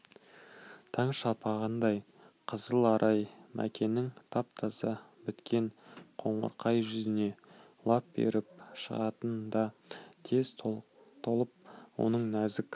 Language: Kazakh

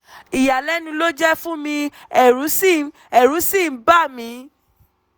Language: Yoruba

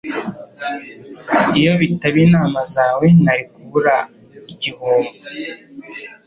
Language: Kinyarwanda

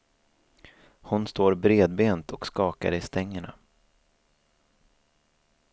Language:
Swedish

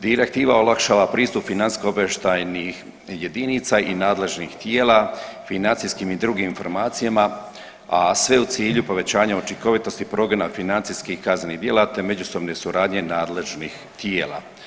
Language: Croatian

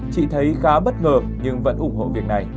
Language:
Vietnamese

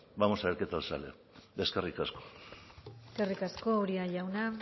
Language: Basque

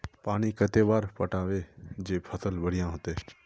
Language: Magahi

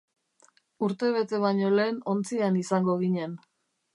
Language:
Basque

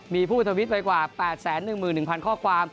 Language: Thai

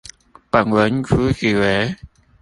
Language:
Chinese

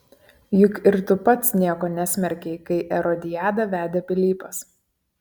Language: Lithuanian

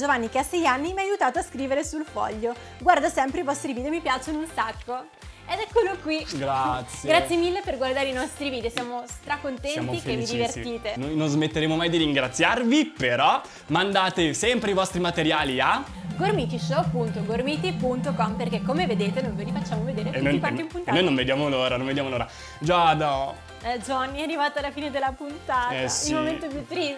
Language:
Italian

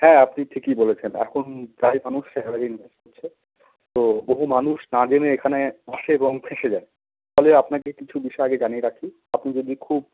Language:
Bangla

